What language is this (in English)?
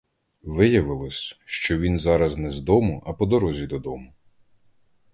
Ukrainian